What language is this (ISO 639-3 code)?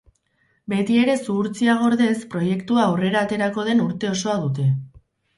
eus